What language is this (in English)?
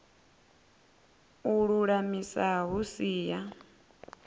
Venda